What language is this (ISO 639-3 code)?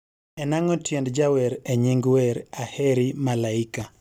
luo